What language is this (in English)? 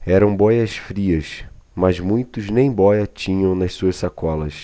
Portuguese